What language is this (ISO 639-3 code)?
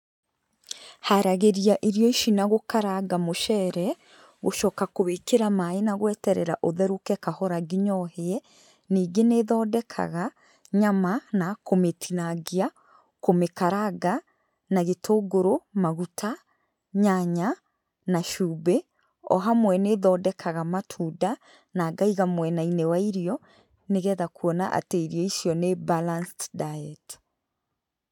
kik